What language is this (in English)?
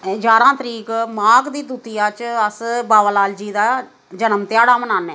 Dogri